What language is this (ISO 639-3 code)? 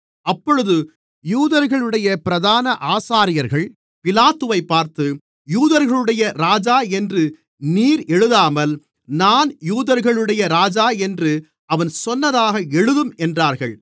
tam